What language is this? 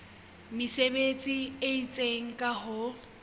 Southern Sotho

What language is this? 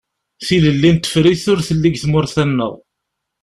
Kabyle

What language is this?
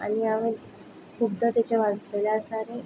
Konkani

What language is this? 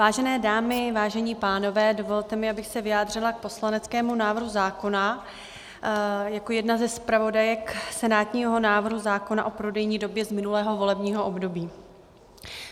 Czech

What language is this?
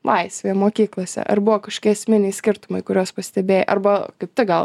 Lithuanian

